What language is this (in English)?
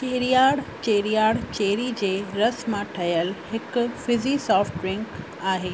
Sindhi